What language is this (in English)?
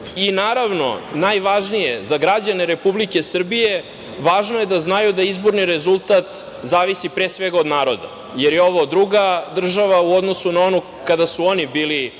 Serbian